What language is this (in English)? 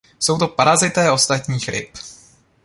Czech